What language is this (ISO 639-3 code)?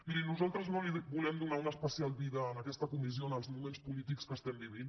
cat